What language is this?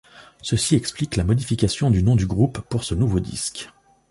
French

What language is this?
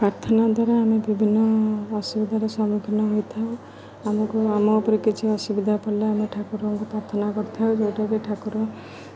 Odia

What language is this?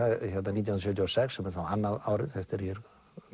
Icelandic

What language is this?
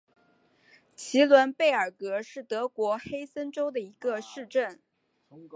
Chinese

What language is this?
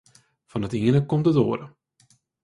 Western Frisian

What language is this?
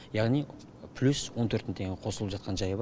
Kazakh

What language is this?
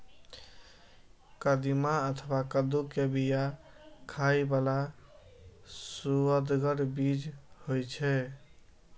Maithili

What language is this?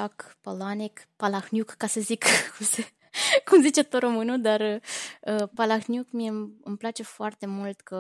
Romanian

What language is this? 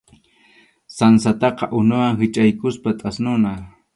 Arequipa-La Unión Quechua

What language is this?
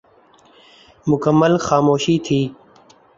Urdu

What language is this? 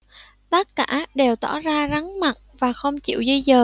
Vietnamese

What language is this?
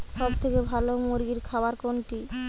Bangla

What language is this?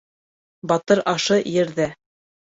Bashkir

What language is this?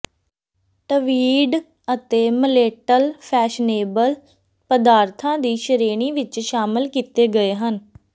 Punjabi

